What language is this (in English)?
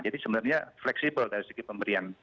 Indonesian